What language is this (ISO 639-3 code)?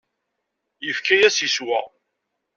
kab